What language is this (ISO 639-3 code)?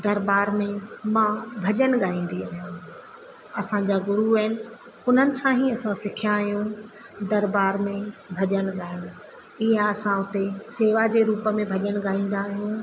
snd